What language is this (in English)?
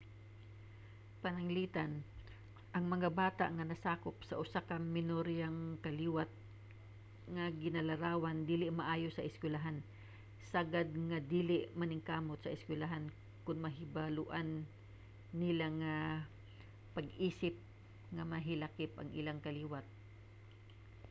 Cebuano